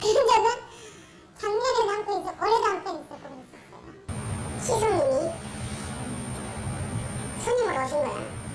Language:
Korean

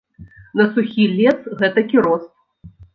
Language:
Belarusian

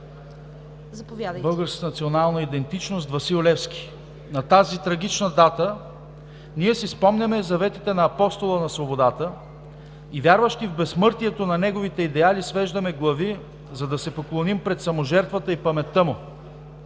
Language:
Bulgarian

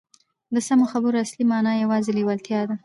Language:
Pashto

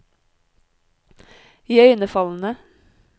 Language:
Norwegian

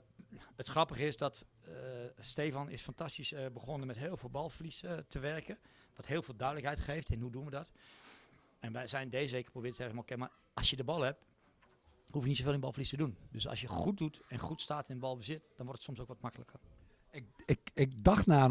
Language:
Dutch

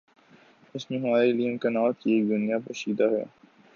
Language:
Urdu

